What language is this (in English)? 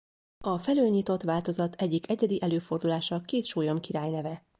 Hungarian